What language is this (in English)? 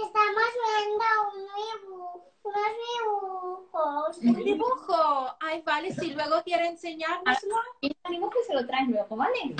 Spanish